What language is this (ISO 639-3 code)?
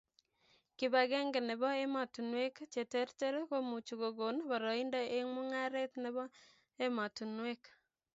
kln